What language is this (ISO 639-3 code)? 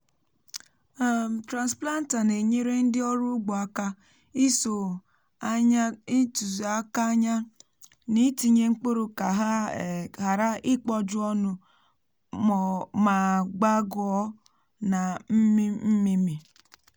ibo